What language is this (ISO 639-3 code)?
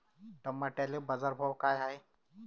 mar